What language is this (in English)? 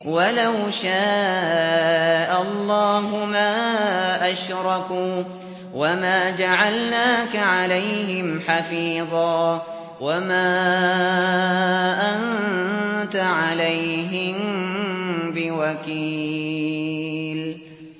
Arabic